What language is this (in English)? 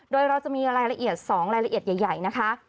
Thai